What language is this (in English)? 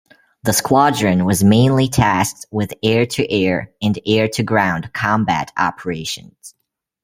English